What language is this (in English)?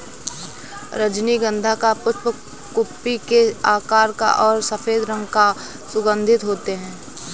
Hindi